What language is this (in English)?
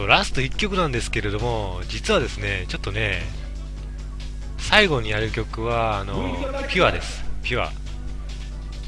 Japanese